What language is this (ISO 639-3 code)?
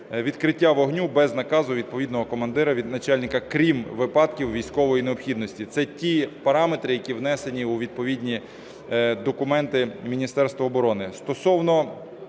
ukr